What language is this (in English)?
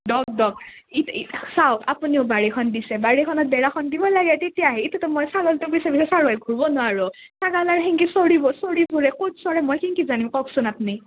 Assamese